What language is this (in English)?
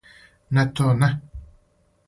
Serbian